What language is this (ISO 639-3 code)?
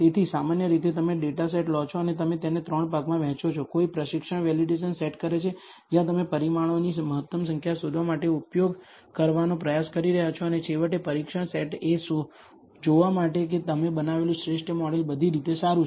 guj